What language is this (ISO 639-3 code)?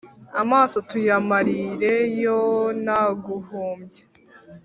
kin